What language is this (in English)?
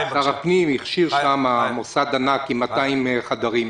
Hebrew